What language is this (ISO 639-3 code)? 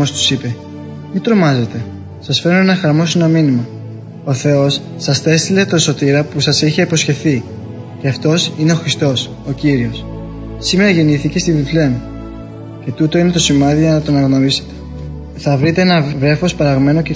ell